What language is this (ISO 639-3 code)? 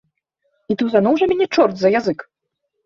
bel